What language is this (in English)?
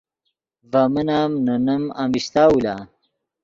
Yidgha